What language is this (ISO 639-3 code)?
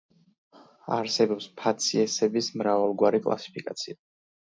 kat